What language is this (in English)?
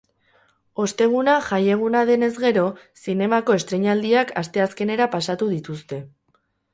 Basque